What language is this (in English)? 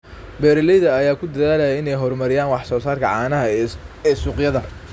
Somali